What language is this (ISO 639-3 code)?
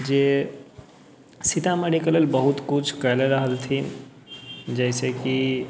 mai